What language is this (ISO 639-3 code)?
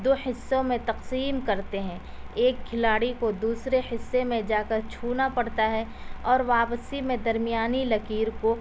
urd